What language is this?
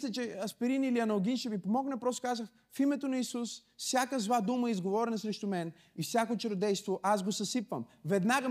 Bulgarian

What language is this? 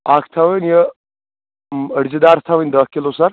Kashmiri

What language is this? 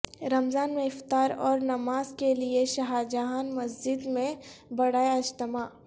Urdu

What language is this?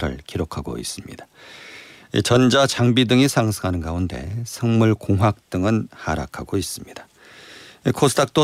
Korean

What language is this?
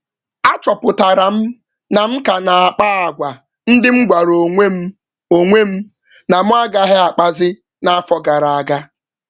Igbo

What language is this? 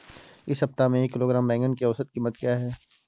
Hindi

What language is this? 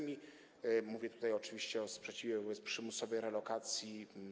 Polish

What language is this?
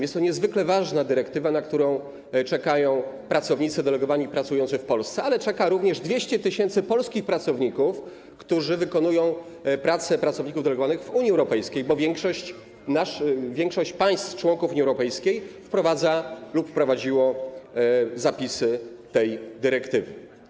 Polish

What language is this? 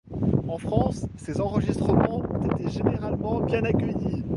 French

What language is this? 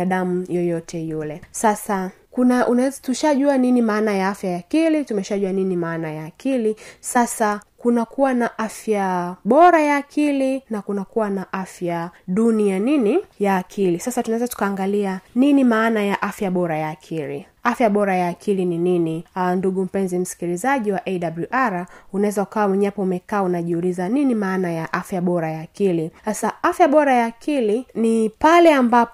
Swahili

